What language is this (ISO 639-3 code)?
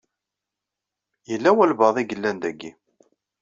kab